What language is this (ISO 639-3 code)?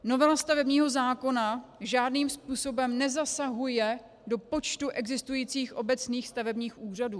ces